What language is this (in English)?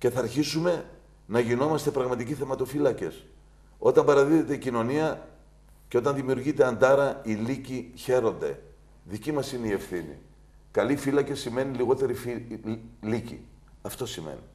Greek